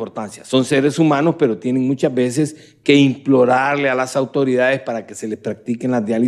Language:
Spanish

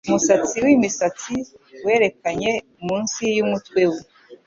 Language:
Kinyarwanda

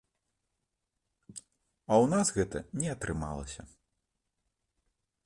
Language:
Belarusian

